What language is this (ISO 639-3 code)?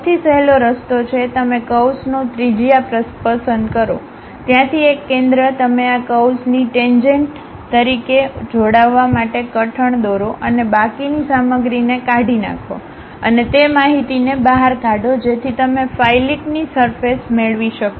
guj